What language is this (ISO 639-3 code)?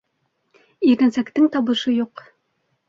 bak